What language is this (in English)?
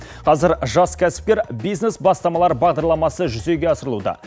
Kazakh